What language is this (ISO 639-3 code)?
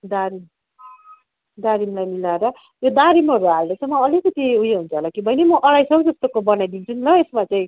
nep